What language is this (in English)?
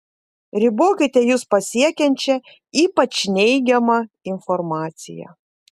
Lithuanian